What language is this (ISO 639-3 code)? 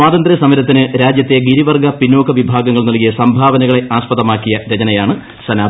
mal